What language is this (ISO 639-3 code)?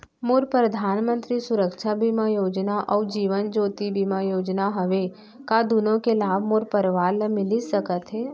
hne